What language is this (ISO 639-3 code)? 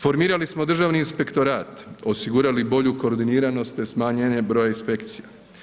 hrv